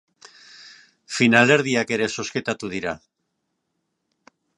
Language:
Basque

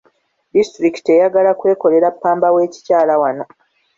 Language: Ganda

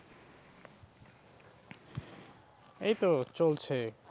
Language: Bangla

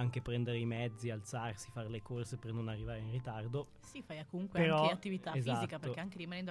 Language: Italian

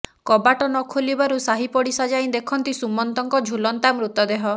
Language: Odia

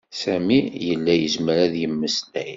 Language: Kabyle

